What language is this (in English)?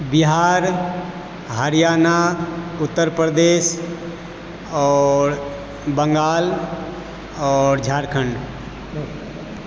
Maithili